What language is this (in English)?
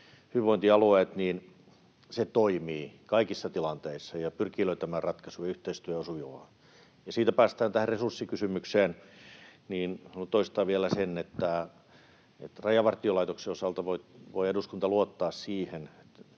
Finnish